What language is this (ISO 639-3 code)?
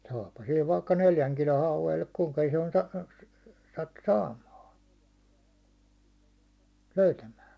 fin